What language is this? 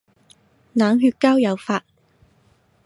Cantonese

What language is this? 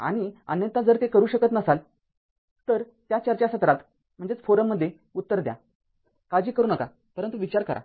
Marathi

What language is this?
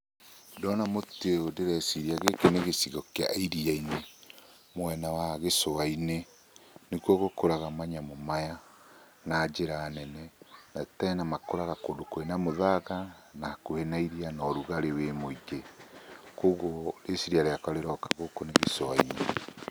Kikuyu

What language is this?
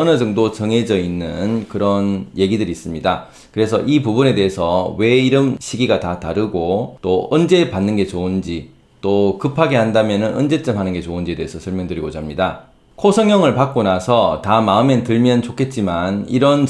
Korean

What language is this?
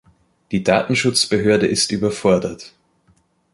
German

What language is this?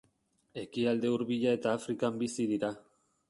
Basque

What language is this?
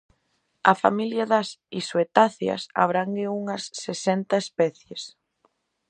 Galician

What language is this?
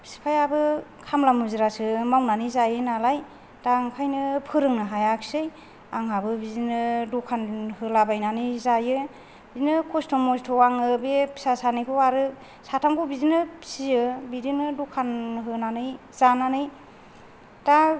Bodo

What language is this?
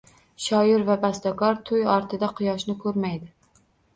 Uzbek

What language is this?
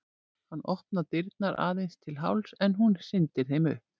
Icelandic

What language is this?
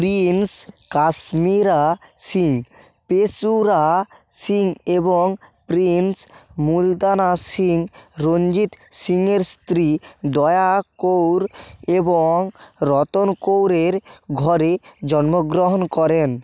Bangla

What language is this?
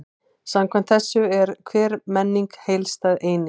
Icelandic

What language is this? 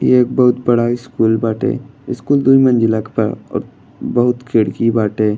Bhojpuri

